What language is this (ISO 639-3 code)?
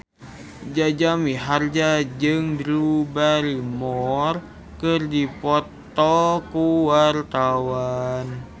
sun